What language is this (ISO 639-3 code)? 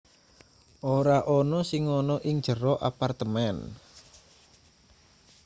jav